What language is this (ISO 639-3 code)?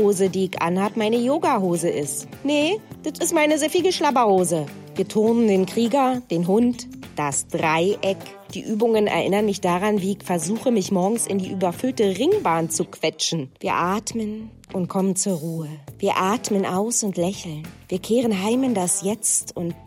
deu